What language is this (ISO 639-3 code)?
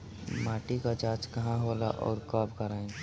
bho